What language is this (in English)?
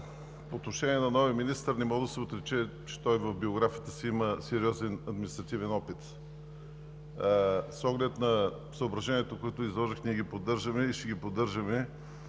Bulgarian